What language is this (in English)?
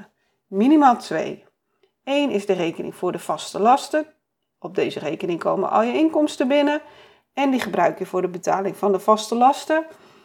Dutch